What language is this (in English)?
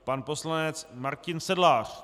Czech